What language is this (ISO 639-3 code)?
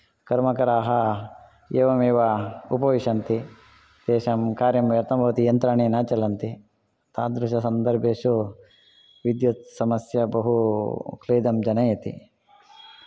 san